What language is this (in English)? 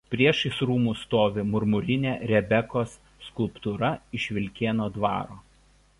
Lithuanian